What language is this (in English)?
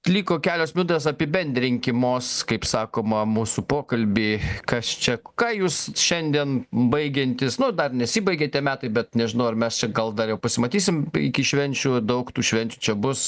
Lithuanian